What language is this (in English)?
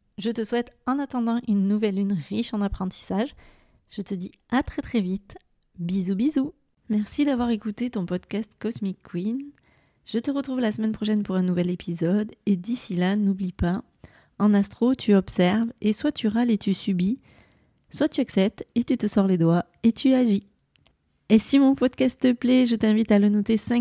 French